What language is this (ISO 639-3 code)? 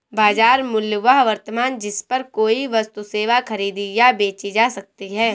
hin